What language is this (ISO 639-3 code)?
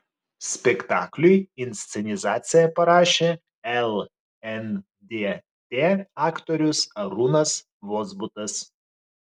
lit